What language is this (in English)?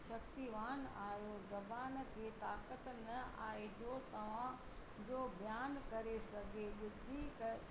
Sindhi